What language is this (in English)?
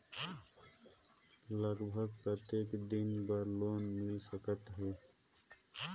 Chhattisgarhi